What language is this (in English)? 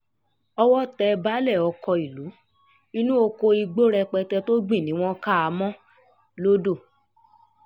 Yoruba